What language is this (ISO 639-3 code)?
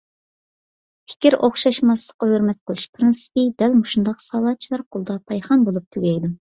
uig